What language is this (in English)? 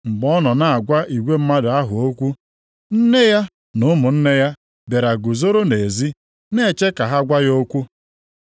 Igbo